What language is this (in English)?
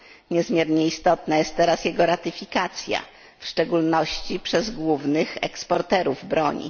Polish